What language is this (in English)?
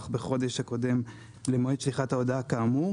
Hebrew